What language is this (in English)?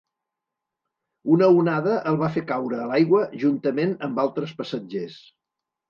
Catalan